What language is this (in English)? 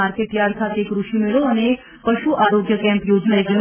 Gujarati